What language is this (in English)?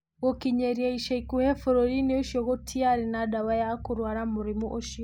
Kikuyu